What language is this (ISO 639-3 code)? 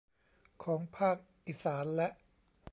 tha